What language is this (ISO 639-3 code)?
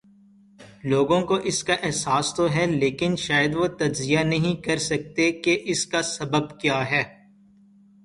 urd